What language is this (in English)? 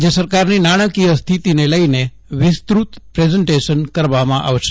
Gujarati